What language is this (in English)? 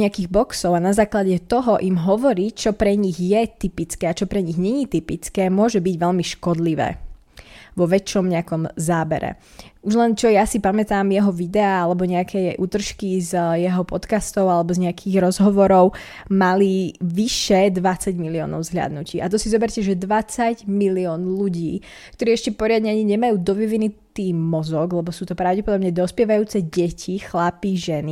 Slovak